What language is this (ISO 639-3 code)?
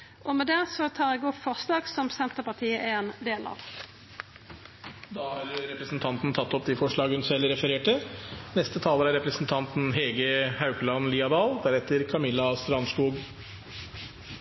nor